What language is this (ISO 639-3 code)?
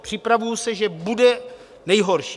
ces